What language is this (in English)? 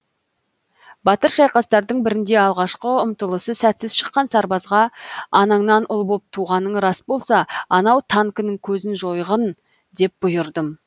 Kazakh